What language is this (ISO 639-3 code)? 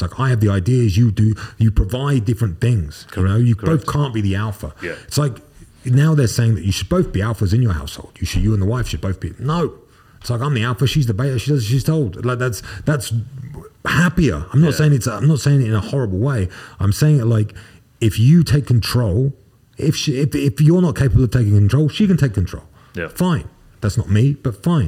eng